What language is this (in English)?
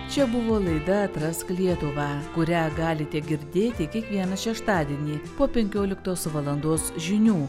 Lithuanian